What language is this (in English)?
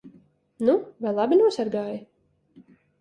Latvian